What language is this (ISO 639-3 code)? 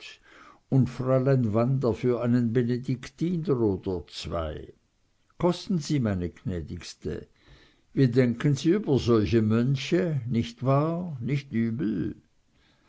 deu